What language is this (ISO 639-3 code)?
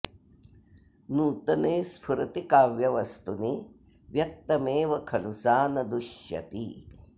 san